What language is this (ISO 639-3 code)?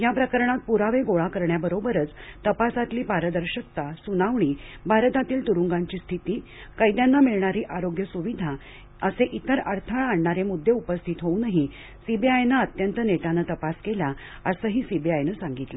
mar